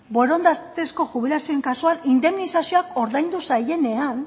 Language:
Basque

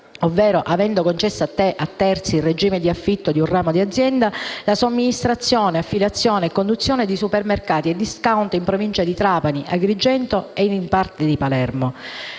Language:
Italian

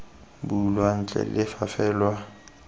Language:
Tswana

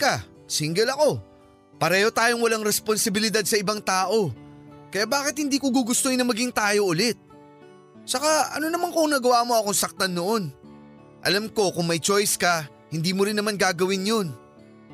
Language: Filipino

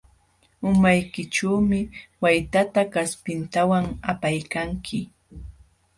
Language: Jauja Wanca Quechua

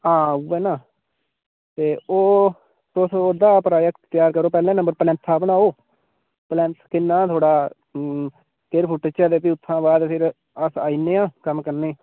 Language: Dogri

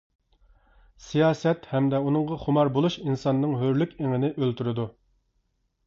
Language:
Uyghur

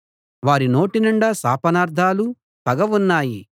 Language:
Telugu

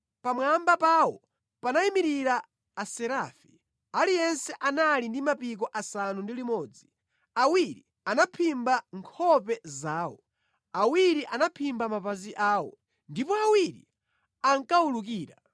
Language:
Nyanja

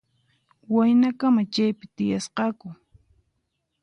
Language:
Puno Quechua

